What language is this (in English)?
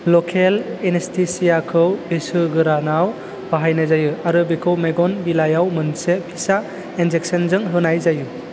Bodo